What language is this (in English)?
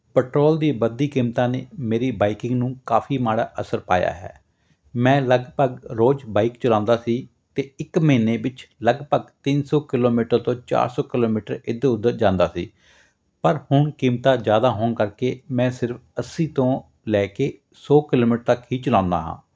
Punjabi